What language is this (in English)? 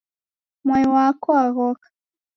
Taita